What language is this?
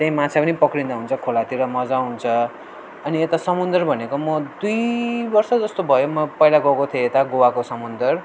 Nepali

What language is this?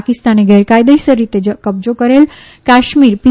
Gujarati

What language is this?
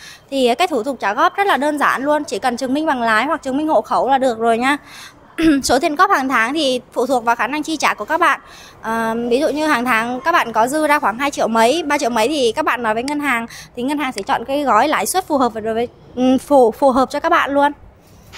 Vietnamese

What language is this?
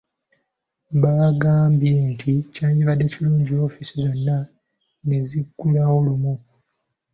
Ganda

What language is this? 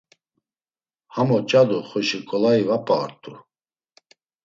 Laz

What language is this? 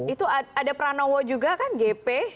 Indonesian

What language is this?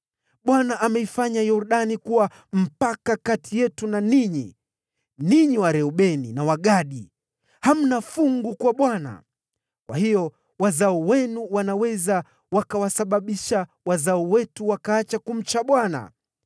Swahili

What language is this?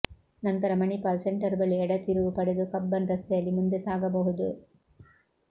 Kannada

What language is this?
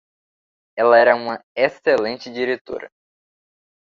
Portuguese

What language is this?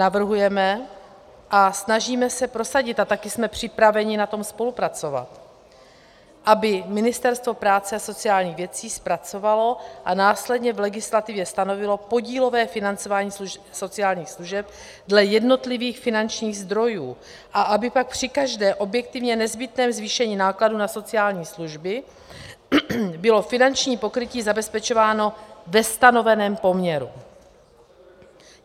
Czech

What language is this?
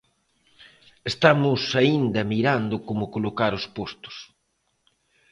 Galician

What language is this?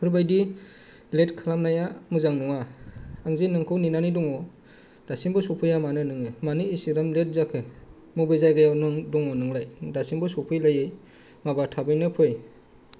Bodo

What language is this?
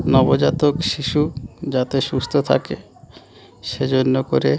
Bangla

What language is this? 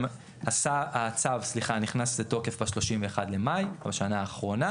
Hebrew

